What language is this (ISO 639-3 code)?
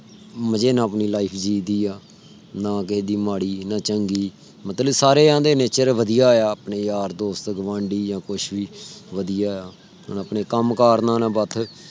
pan